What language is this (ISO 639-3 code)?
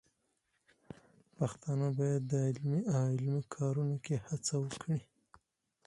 pus